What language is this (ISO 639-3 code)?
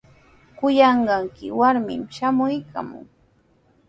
qws